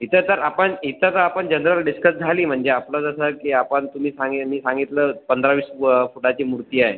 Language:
Marathi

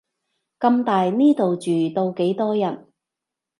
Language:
Cantonese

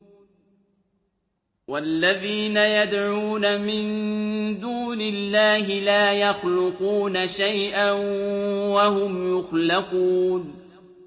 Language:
Arabic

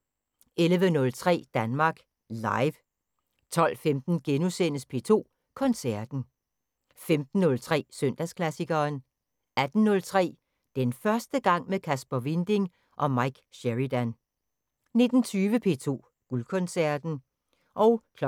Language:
Danish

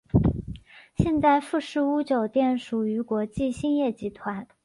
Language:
Chinese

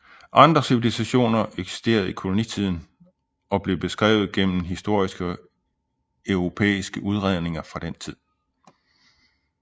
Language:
Danish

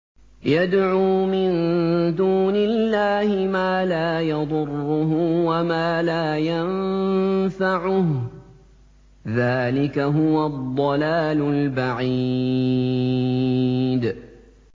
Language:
Arabic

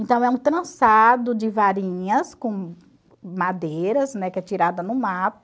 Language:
Portuguese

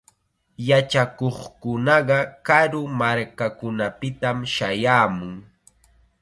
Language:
Chiquián Ancash Quechua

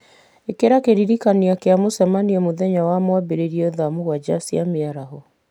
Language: Kikuyu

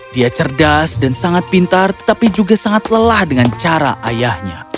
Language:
Indonesian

